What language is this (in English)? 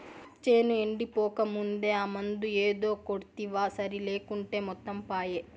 Telugu